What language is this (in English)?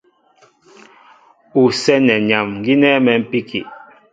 Mbo (Cameroon)